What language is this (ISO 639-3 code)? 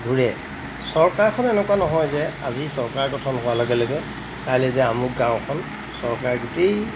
asm